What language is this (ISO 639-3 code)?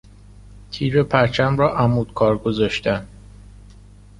fas